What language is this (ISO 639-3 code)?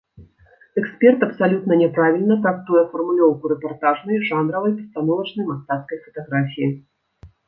bel